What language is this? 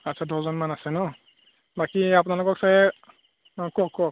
Assamese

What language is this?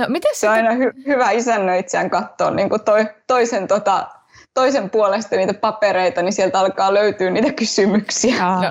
Finnish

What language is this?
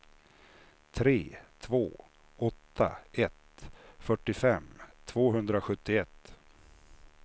Swedish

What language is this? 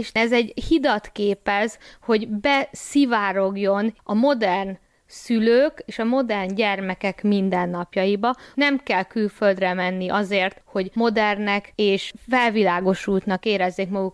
Hungarian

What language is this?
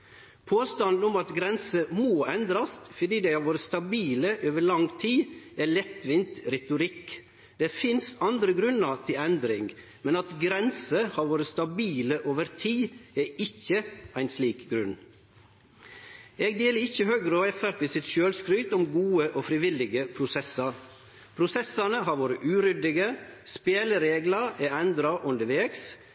Norwegian Nynorsk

